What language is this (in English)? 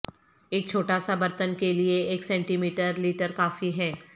Urdu